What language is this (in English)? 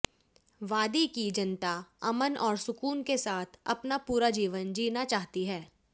Hindi